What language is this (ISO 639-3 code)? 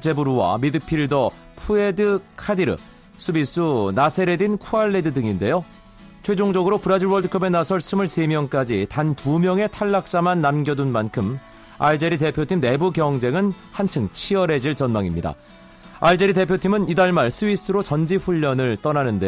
kor